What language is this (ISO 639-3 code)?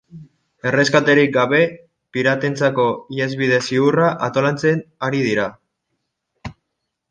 eus